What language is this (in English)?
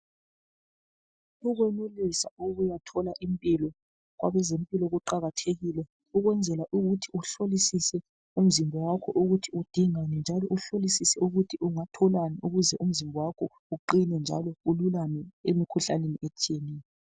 North Ndebele